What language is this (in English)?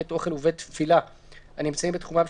Hebrew